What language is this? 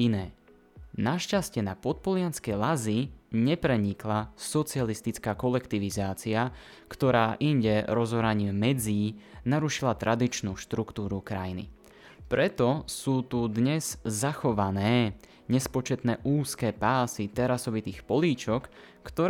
Slovak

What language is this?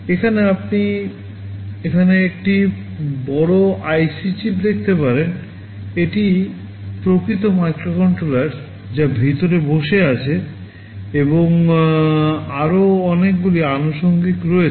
Bangla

